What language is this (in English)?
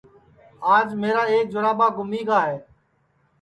Sansi